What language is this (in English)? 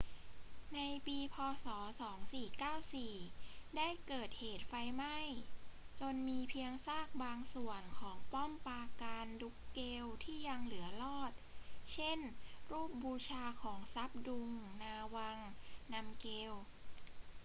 Thai